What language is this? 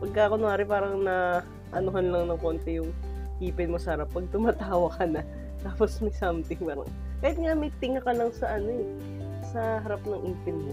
Filipino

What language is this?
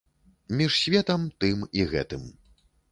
Belarusian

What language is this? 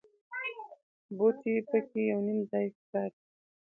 Pashto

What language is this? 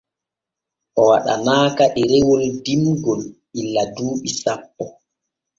Borgu Fulfulde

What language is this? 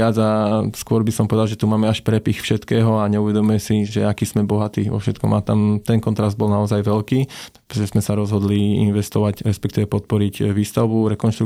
Slovak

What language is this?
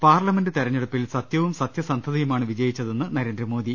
Malayalam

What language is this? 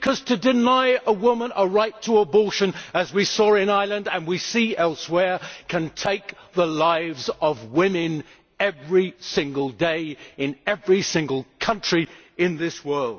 English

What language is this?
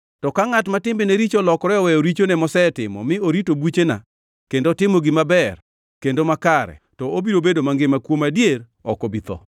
Luo (Kenya and Tanzania)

